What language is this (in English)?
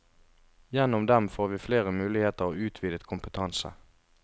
Norwegian